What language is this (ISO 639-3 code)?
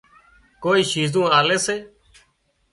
kxp